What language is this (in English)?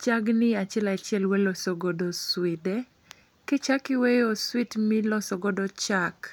Luo (Kenya and Tanzania)